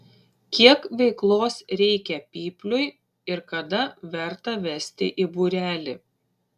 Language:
Lithuanian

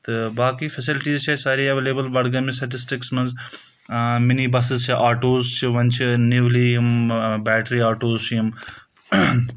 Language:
Kashmiri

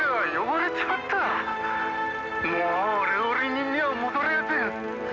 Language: Japanese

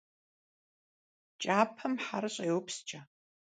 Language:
Kabardian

